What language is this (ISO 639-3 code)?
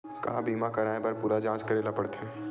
hne